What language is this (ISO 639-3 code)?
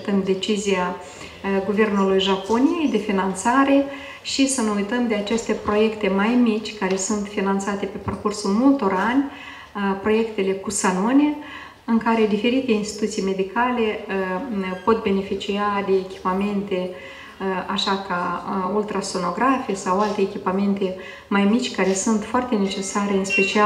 ron